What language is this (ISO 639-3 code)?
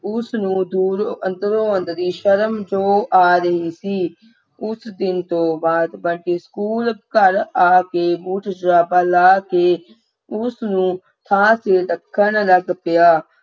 pan